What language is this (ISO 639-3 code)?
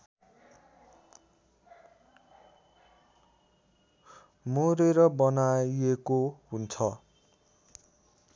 nep